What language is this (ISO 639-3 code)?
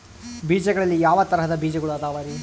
kan